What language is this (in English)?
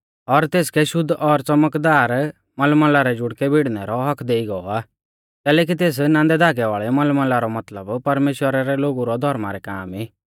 Mahasu Pahari